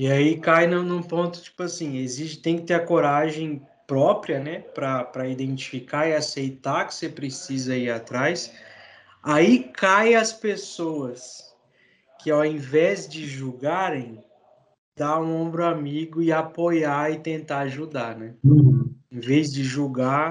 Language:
Portuguese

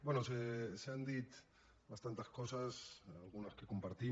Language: Catalan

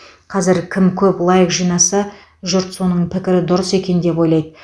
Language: Kazakh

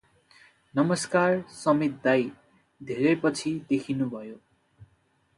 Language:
Nepali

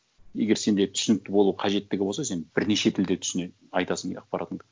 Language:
Kazakh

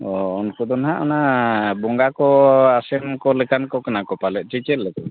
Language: Santali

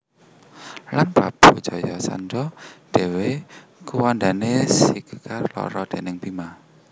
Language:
Javanese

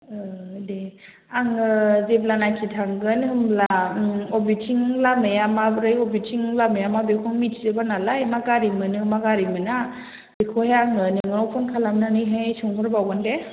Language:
Bodo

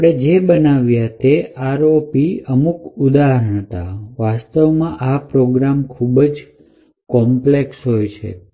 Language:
Gujarati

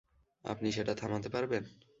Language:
Bangla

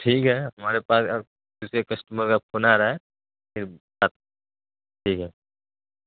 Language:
Urdu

